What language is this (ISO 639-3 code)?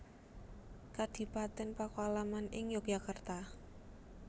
jav